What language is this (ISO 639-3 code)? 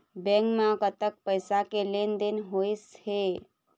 hne